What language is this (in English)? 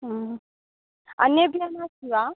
Sanskrit